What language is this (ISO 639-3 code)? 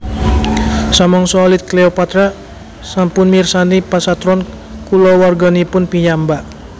jav